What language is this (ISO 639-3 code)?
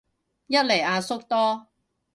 yue